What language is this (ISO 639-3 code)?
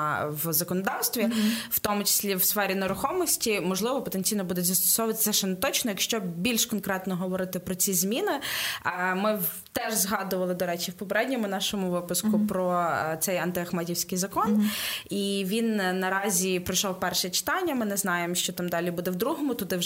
ukr